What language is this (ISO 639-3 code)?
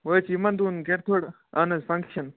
kas